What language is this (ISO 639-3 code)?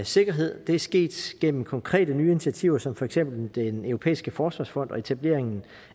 dan